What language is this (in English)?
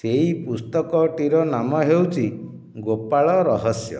Odia